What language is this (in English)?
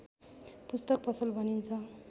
Nepali